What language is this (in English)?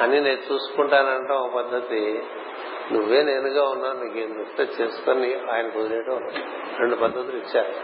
Telugu